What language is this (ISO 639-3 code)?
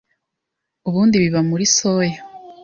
kin